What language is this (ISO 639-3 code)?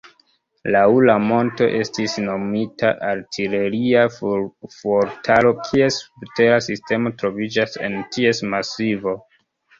epo